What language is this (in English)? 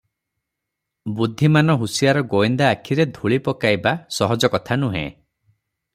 Odia